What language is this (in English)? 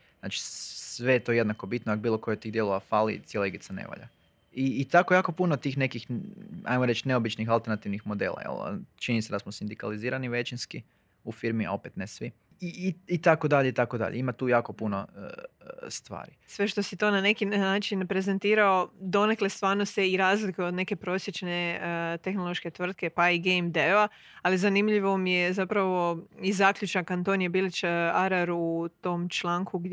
Croatian